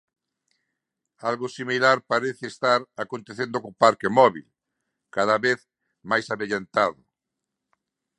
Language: Galician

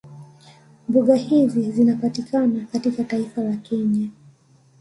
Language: Swahili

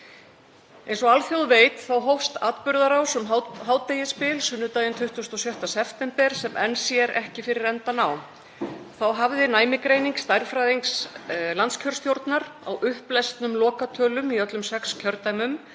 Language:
Icelandic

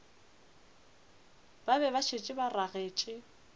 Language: Northern Sotho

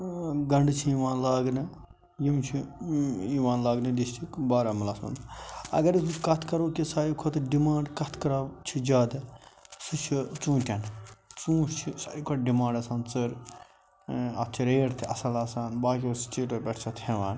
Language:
Kashmiri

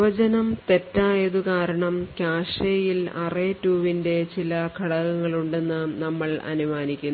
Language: Malayalam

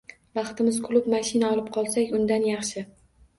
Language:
Uzbek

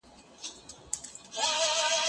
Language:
Pashto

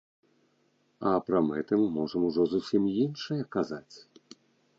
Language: Belarusian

